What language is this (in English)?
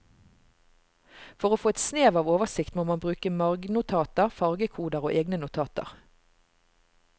Norwegian